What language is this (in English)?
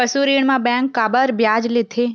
Chhattisgarhi